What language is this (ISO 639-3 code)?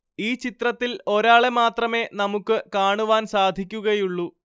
mal